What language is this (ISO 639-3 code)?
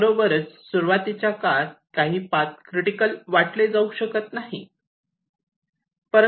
mar